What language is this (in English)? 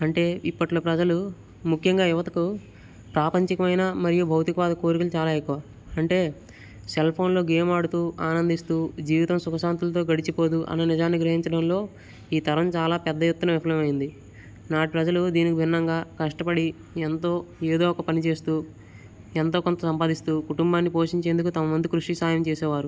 Telugu